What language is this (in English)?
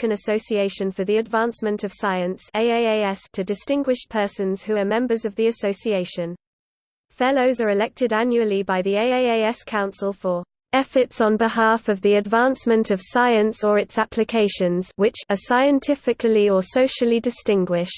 English